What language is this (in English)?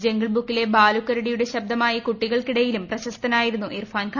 Malayalam